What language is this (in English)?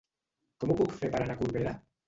Catalan